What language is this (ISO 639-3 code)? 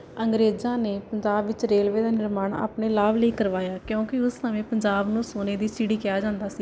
pan